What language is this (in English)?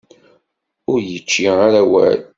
Kabyle